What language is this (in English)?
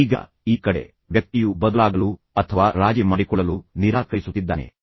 Kannada